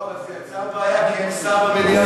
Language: Hebrew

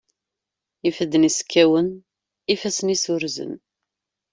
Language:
Kabyle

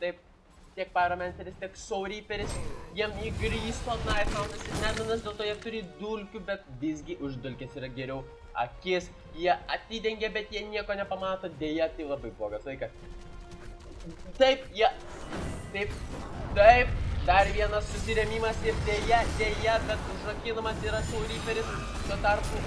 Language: Lithuanian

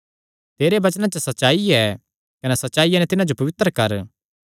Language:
Kangri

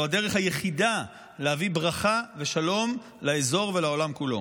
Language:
Hebrew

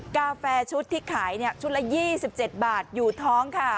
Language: Thai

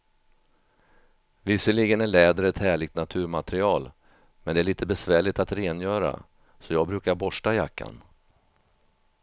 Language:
Swedish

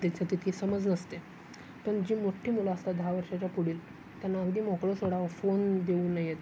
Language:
Marathi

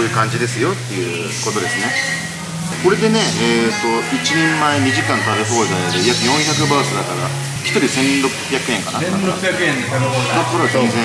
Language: Japanese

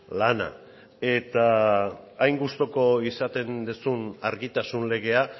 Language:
Basque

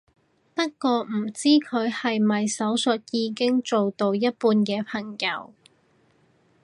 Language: Cantonese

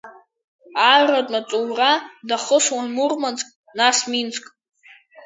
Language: Abkhazian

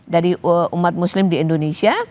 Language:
Indonesian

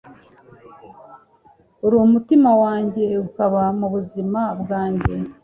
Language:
Kinyarwanda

